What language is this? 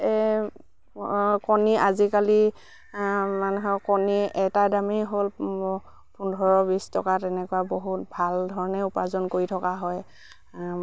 Assamese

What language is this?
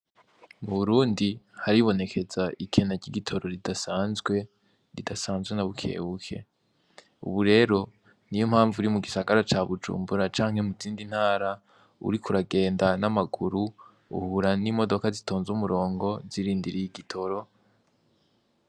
Rundi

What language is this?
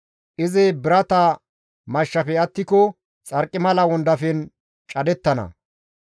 Gamo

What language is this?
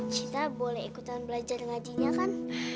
Indonesian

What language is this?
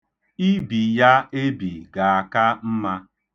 Igbo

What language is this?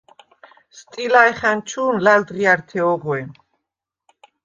Svan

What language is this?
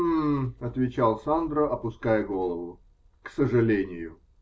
Russian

